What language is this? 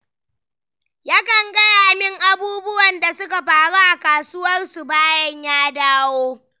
Hausa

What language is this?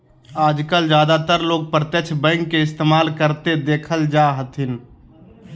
Magahi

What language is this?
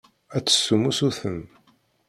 Kabyle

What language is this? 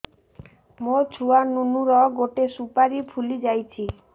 Odia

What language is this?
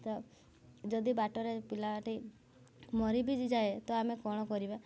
Odia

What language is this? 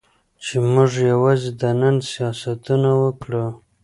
Pashto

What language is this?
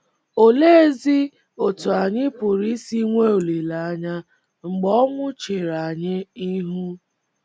Igbo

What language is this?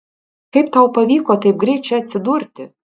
Lithuanian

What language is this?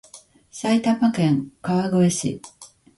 Japanese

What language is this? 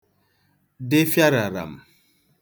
Igbo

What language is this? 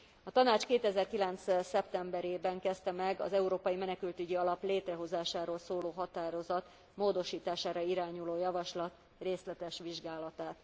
Hungarian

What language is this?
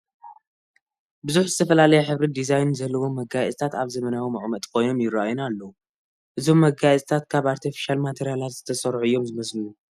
Tigrinya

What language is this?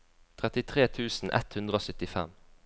Norwegian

